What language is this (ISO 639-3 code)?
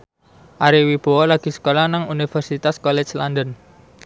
jav